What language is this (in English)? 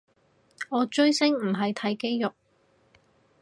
Cantonese